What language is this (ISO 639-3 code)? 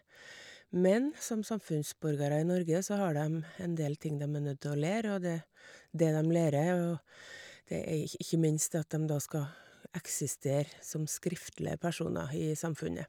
nor